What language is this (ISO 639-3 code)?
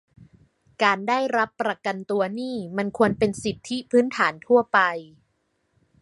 tha